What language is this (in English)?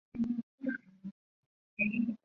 Chinese